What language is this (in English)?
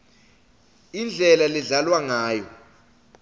Swati